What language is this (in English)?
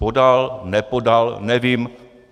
Czech